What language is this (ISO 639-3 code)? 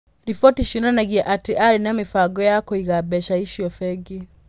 kik